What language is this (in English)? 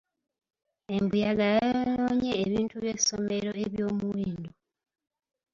Ganda